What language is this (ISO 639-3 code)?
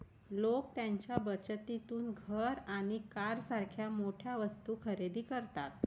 mar